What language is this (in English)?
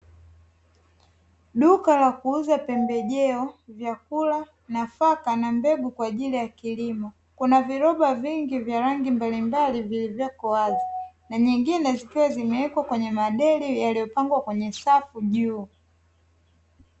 Swahili